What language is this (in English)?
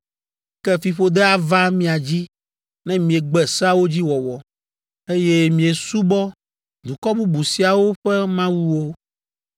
Ewe